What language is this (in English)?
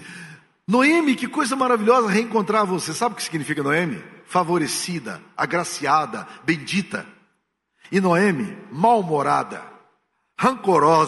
Portuguese